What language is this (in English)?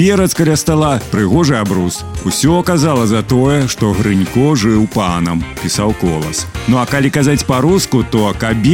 Russian